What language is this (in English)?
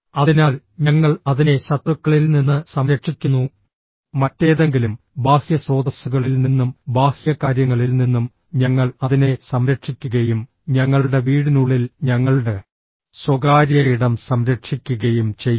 Malayalam